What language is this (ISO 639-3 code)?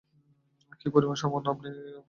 ben